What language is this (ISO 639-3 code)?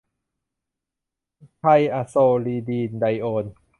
tha